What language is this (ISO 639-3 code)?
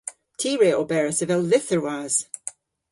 cor